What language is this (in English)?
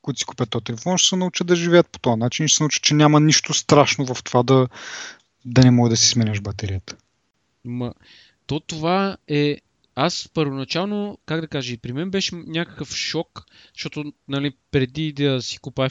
Bulgarian